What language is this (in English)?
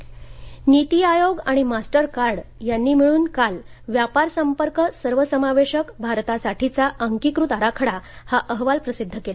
Marathi